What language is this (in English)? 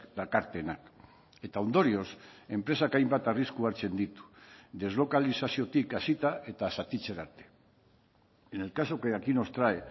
Basque